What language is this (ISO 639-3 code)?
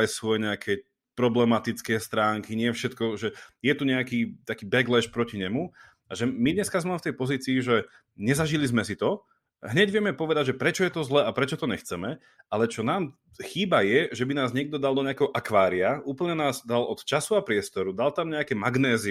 slk